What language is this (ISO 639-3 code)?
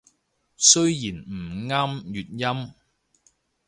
yue